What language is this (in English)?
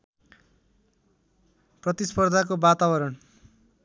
Nepali